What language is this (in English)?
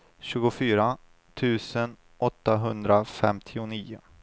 Swedish